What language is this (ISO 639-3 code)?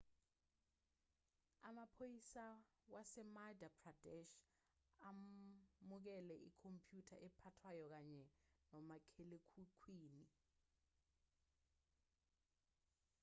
zul